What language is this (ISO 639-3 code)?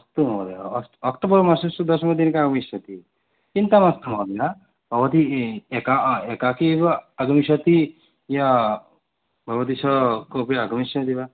san